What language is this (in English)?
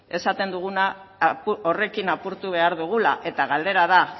Basque